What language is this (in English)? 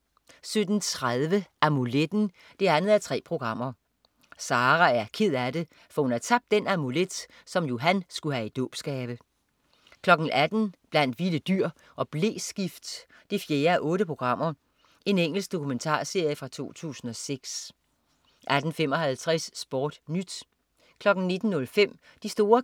Danish